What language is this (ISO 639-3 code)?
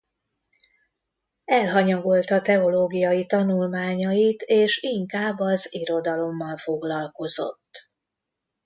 hun